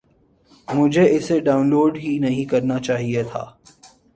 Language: Urdu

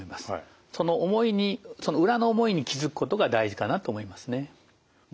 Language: Japanese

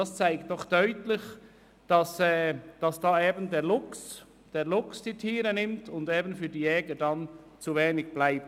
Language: Swiss German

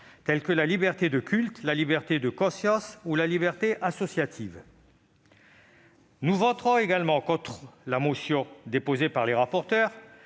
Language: French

